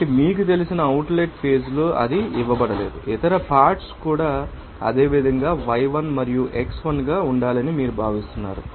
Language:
Telugu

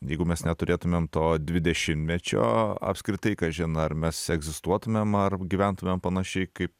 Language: Lithuanian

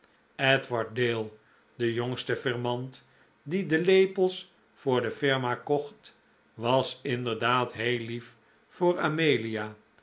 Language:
Dutch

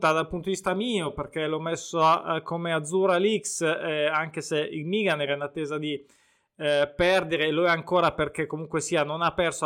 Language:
Italian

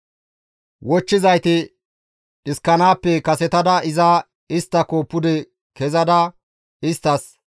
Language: Gamo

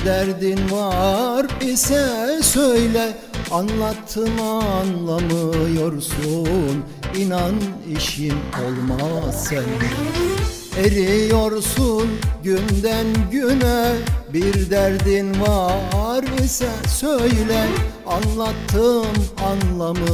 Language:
Turkish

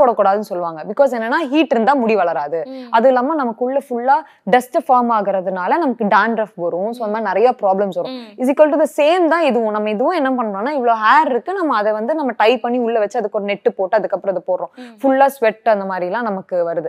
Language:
Tamil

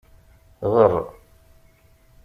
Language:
Kabyle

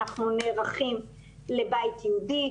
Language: Hebrew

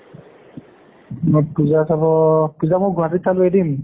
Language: Assamese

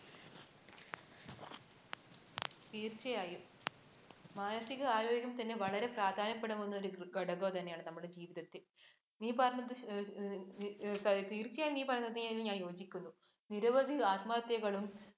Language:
Malayalam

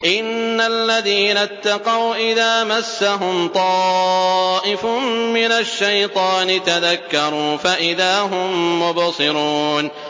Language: Arabic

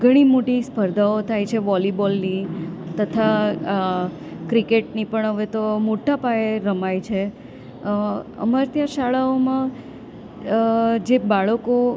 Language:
Gujarati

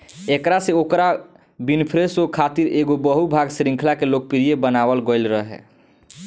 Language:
Bhojpuri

